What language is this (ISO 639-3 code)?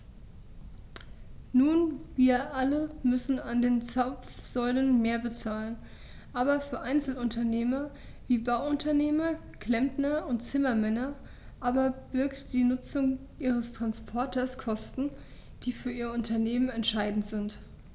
deu